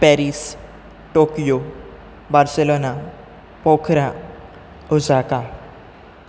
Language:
Konkani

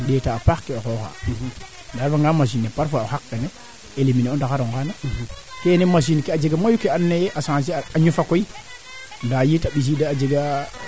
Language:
Serer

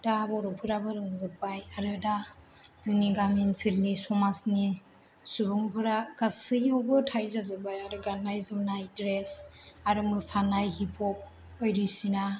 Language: Bodo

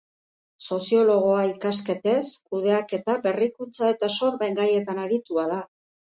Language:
Basque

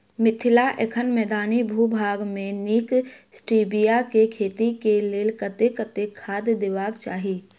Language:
Maithili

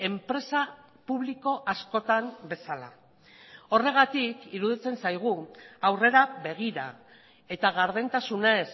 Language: Basque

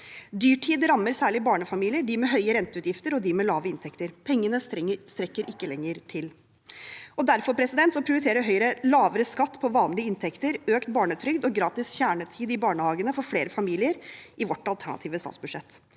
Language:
Norwegian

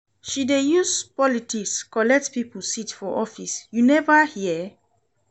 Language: Nigerian Pidgin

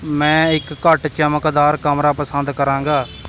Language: Punjabi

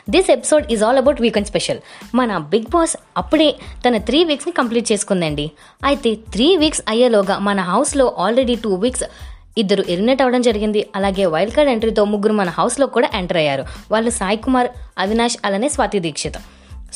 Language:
Telugu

